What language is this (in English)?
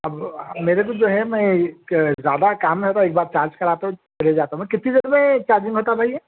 Urdu